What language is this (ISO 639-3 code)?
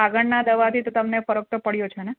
guj